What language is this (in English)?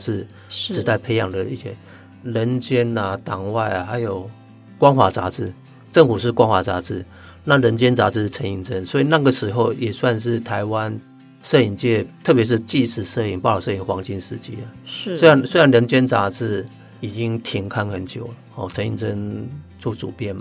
Chinese